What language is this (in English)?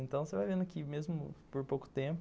Portuguese